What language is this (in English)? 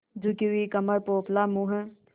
Hindi